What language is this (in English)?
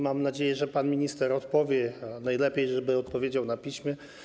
Polish